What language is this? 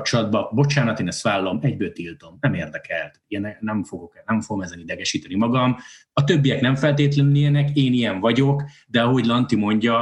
Hungarian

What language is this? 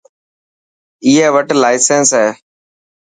Dhatki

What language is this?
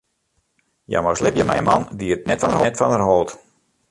Western Frisian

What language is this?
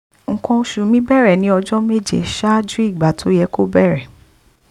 Yoruba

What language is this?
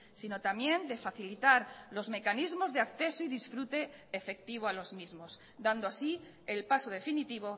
Spanish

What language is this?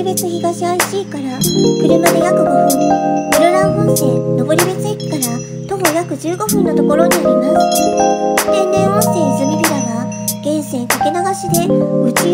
Japanese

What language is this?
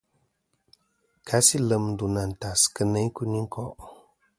Kom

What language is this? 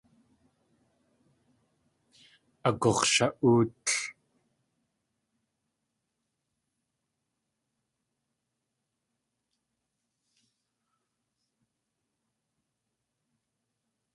Tlingit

